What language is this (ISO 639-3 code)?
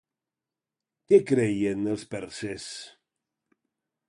cat